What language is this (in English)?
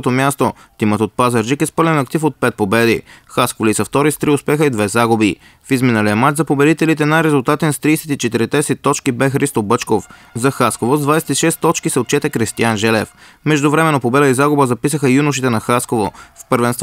Bulgarian